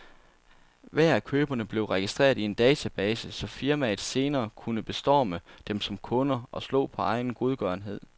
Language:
Danish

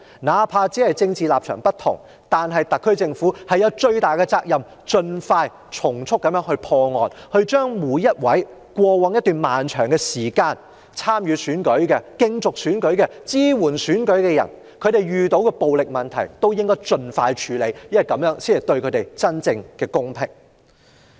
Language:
Cantonese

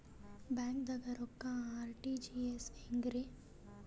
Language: Kannada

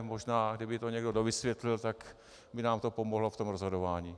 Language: Czech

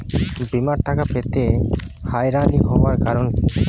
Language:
Bangla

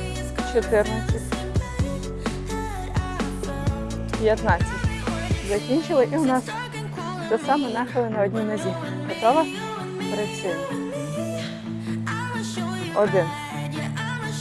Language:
Ukrainian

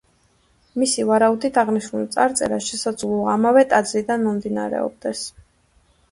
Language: Georgian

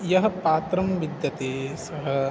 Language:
Sanskrit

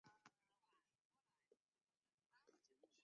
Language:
Chinese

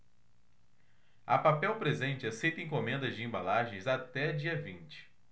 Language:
Portuguese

